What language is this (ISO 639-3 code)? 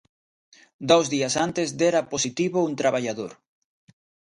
glg